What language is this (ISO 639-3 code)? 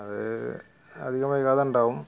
mal